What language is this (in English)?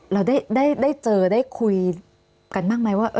Thai